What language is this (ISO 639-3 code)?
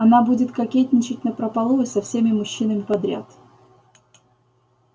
rus